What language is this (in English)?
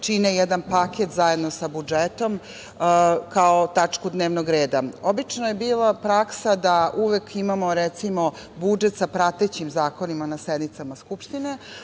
Serbian